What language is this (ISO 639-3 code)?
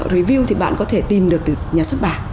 vie